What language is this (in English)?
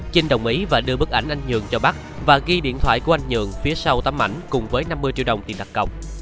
Vietnamese